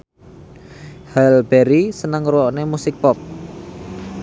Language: Javanese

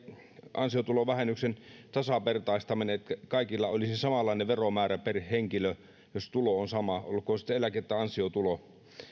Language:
Finnish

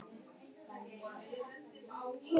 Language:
Icelandic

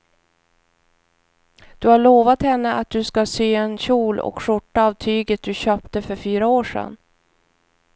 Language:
Swedish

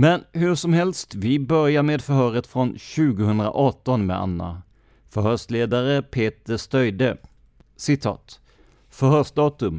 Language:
Swedish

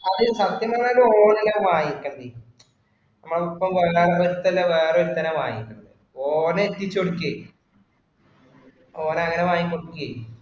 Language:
Malayalam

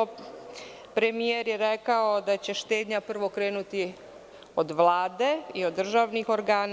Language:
Serbian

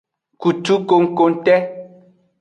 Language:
Aja (Benin)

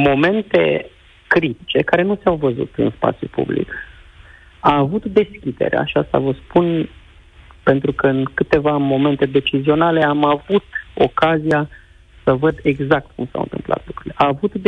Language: Romanian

